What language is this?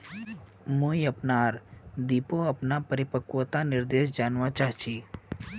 Magahi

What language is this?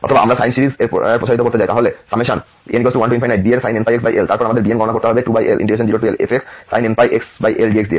Bangla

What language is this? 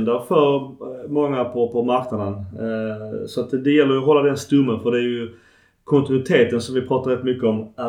Swedish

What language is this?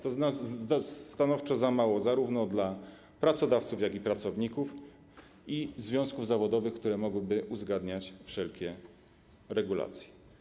Polish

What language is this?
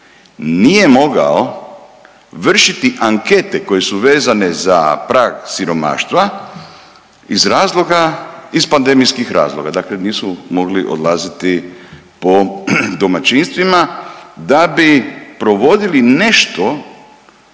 Croatian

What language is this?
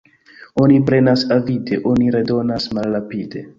Esperanto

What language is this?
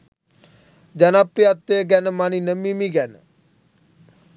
Sinhala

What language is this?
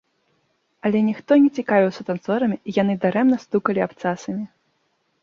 Belarusian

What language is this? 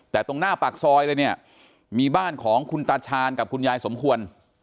Thai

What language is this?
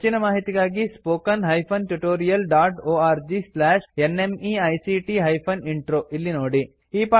Kannada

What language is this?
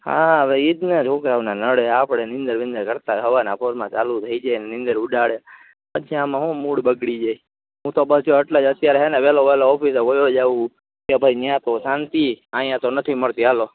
Gujarati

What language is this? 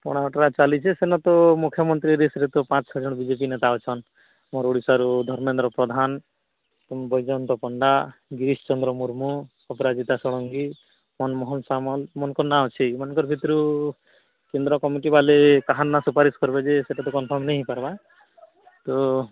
Odia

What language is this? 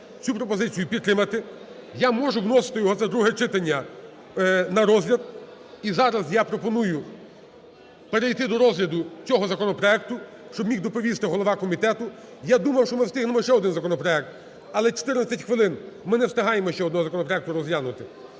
Ukrainian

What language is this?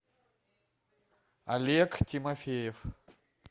Russian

